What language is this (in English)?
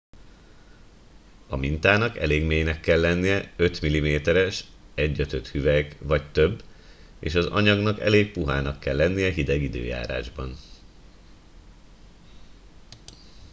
Hungarian